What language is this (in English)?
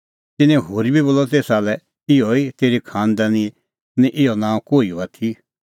Kullu Pahari